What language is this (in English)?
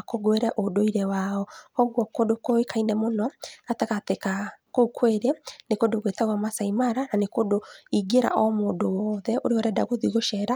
Kikuyu